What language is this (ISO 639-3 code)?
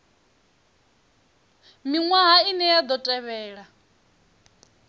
ven